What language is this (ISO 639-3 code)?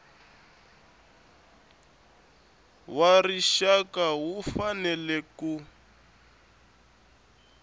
tso